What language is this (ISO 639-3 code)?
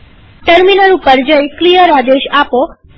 guj